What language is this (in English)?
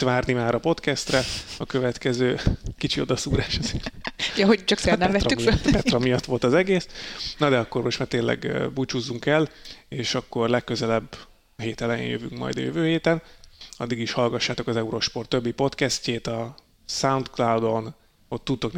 Hungarian